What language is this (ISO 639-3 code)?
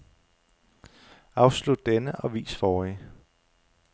dan